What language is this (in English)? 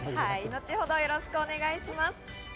Japanese